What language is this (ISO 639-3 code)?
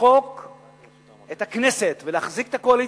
heb